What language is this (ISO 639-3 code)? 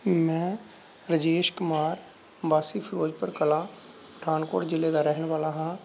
pan